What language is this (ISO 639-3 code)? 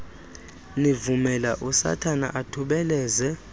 xho